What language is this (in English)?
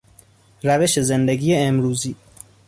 Persian